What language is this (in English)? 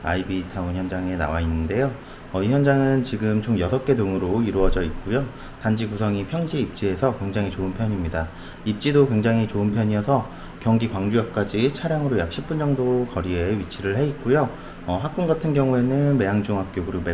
Korean